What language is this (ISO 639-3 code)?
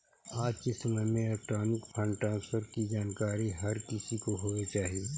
mag